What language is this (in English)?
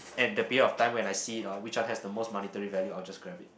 English